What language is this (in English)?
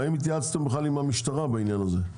Hebrew